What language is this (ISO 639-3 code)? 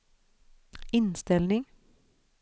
swe